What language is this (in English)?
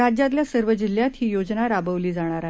Marathi